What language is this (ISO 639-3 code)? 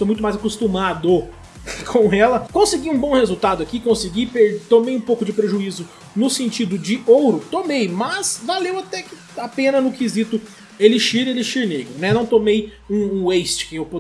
por